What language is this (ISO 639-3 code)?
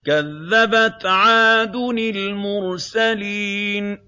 ara